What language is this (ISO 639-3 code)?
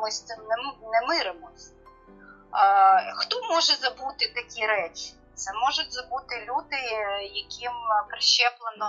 ukr